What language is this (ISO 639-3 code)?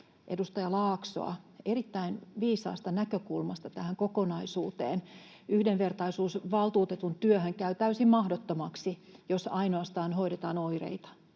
fin